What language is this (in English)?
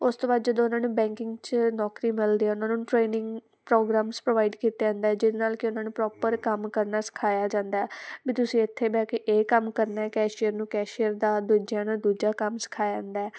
Punjabi